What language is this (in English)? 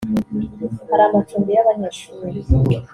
Kinyarwanda